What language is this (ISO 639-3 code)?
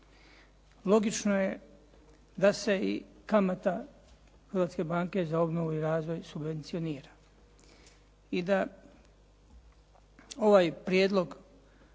hrv